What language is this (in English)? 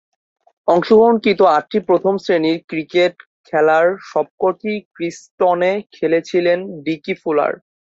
Bangla